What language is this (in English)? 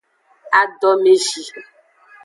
Aja (Benin)